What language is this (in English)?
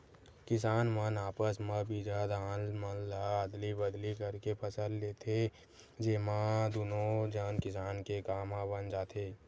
Chhattisgarhi